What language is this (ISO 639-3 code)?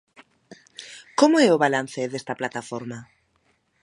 glg